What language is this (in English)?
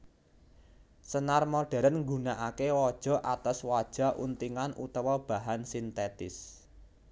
Javanese